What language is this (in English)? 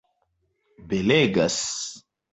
Esperanto